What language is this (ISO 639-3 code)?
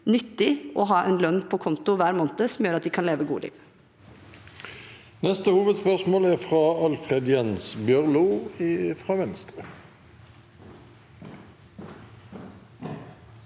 nor